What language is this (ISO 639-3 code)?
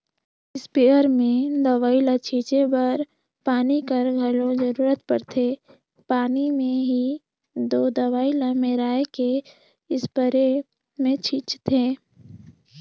hne